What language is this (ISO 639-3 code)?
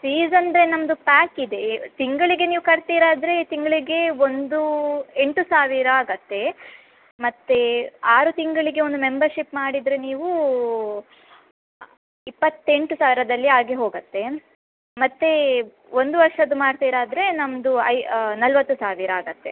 kan